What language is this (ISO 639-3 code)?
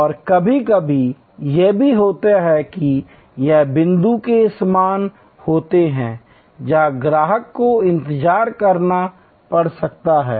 hin